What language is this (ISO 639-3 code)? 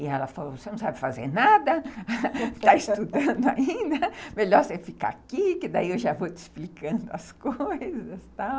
por